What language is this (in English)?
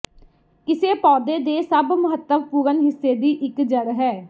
Punjabi